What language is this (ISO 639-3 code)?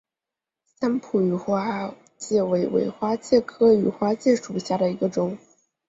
zho